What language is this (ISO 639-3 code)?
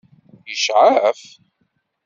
kab